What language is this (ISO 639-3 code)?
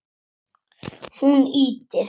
isl